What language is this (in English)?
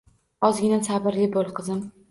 Uzbek